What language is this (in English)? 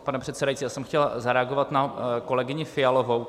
Czech